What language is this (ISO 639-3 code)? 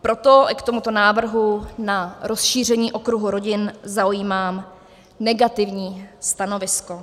ces